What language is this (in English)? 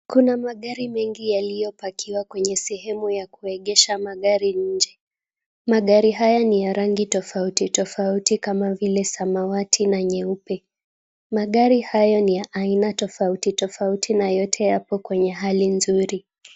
Swahili